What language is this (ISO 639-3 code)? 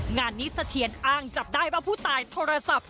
tha